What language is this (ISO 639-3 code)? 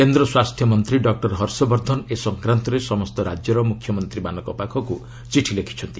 ori